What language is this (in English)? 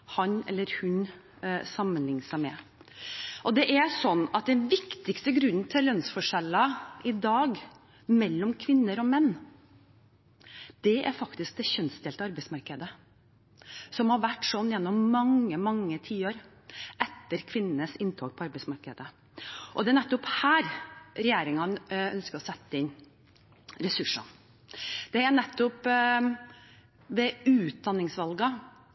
Norwegian Bokmål